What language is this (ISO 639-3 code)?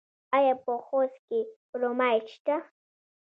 pus